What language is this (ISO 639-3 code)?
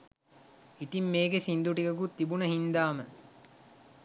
sin